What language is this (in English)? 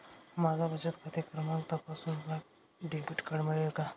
Marathi